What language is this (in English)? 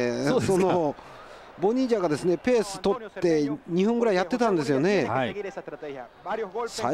Japanese